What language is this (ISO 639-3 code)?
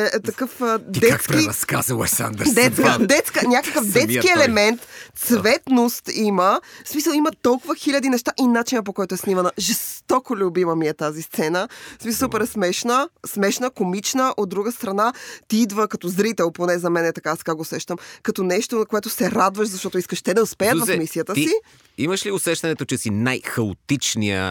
bul